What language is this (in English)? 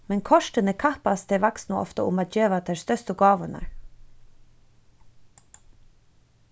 Faroese